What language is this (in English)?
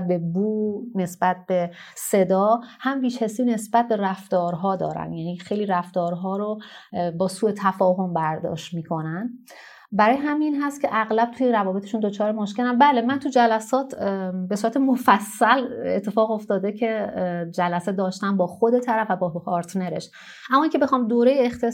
Persian